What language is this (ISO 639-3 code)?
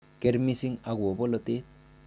kln